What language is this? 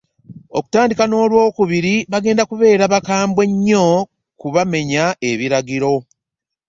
Ganda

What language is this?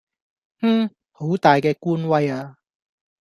Cantonese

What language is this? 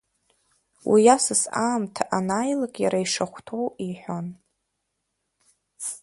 Abkhazian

